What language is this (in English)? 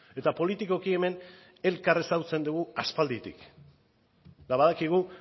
Basque